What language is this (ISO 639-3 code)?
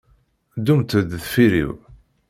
kab